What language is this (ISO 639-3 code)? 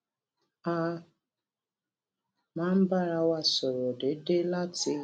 yor